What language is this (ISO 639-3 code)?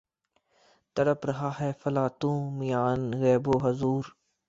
urd